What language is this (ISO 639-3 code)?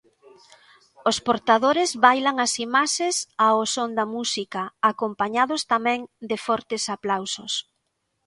glg